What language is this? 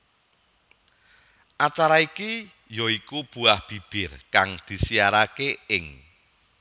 Javanese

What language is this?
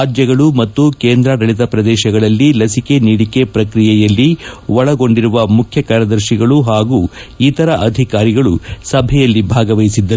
Kannada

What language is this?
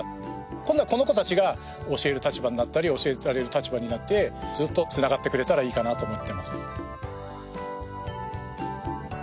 Japanese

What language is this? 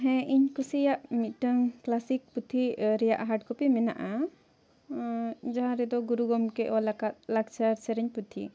Santali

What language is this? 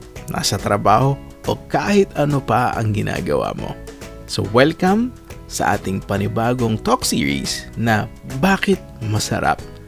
Filipino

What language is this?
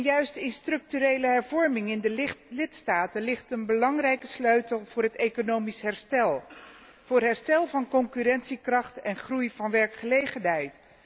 Dutch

